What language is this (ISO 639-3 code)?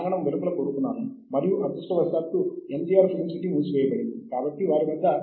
tel